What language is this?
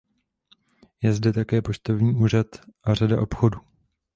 Czech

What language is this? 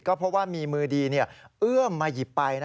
Thai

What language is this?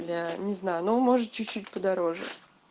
Russian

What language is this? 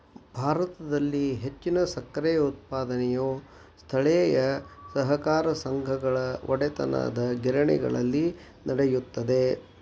Kannada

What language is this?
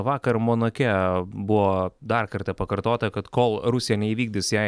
Lithuanian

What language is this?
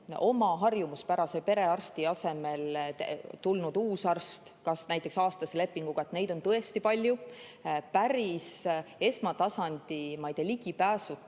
Estonian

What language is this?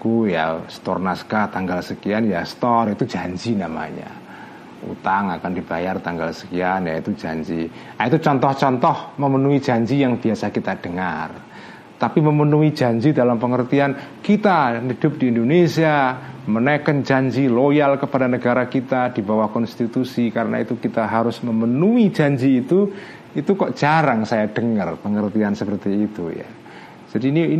Indonesian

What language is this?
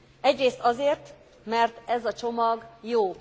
Hungarian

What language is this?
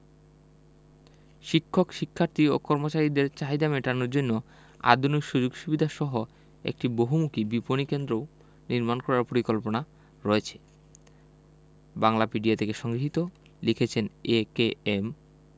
Bangla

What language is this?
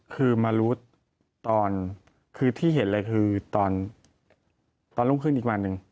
Thai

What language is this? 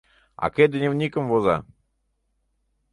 Mari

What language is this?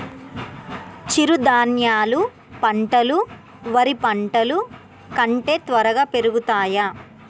Telugu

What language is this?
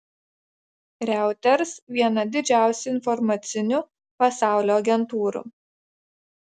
Lithuanian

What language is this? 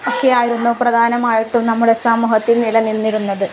Malayalam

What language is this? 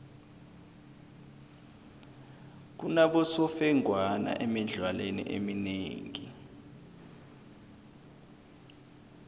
South Ndebele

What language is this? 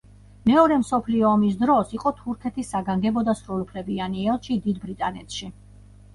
Georgian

